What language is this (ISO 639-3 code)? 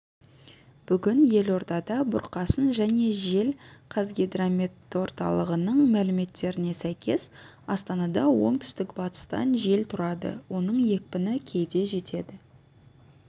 kaz